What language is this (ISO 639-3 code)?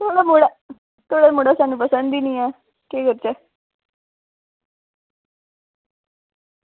doi